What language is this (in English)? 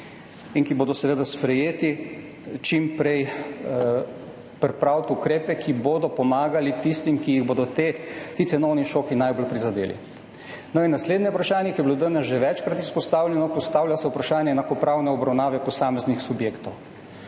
Slovenian